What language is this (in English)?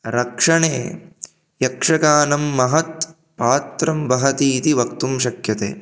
Sanskrit